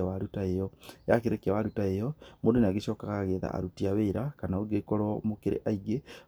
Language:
Kikuyu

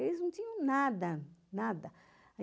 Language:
Portuguese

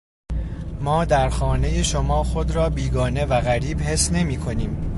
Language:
Persian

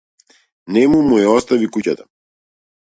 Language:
Macedonian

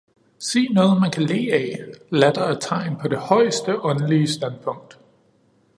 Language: Danish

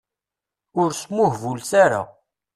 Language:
Kabyle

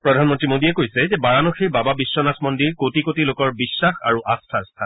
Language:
Assamese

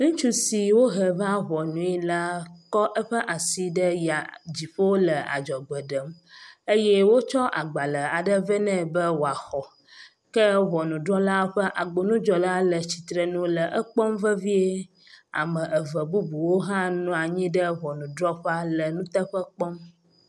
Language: Ewe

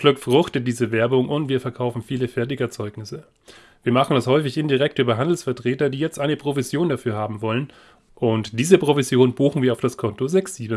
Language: German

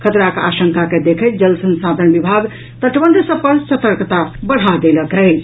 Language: Maithili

